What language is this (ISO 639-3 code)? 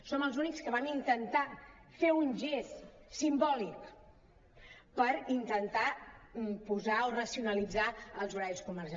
cat